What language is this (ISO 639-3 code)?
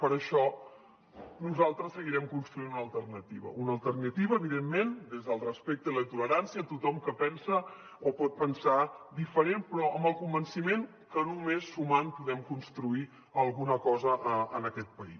cat